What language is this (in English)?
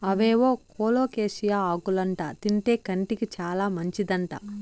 Telugu